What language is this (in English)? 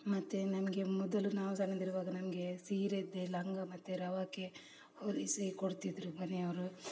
Kannada